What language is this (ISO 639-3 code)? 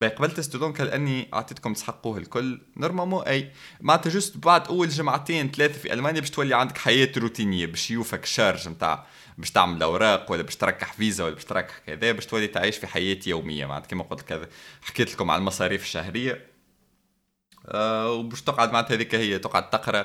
ara